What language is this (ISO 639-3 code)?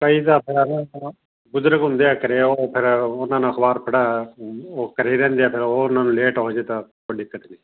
pan